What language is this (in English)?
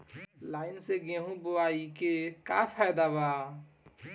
Bhojpuri